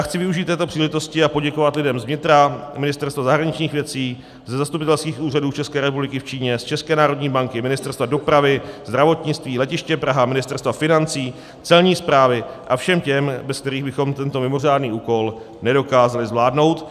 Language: Czech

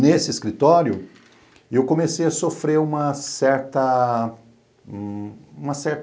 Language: Portuguese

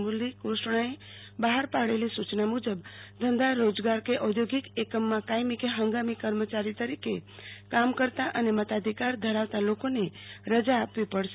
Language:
Gujarati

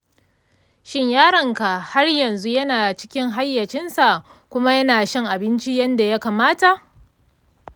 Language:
Hausa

